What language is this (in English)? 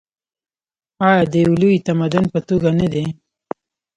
Pashto